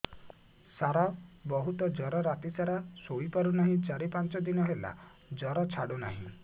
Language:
Odia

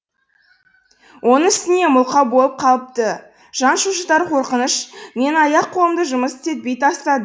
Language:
Kazakh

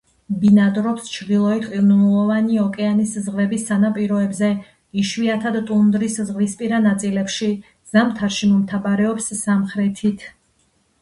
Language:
Georgian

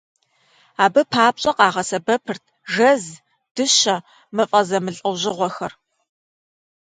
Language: Kabardian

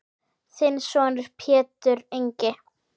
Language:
Icelandic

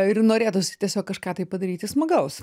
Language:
Lithuanian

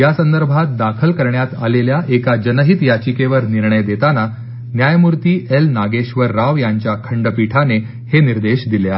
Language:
Marathi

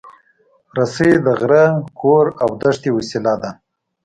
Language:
Pashto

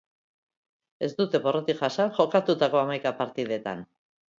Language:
Basque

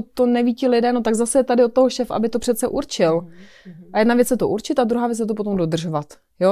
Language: Czech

